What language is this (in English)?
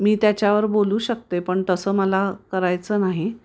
Marathi